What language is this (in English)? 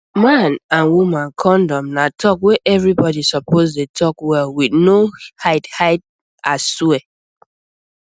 Nigerian Pidgin